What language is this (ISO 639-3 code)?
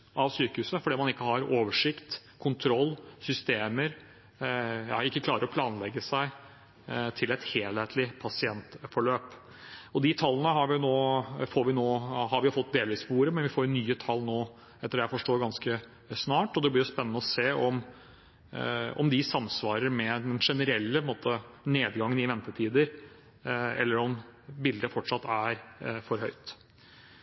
nob